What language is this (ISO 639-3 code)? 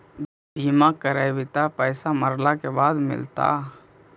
mag